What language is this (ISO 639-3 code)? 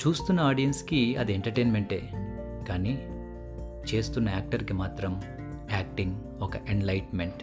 tel